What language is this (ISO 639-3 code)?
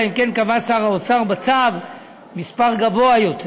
heb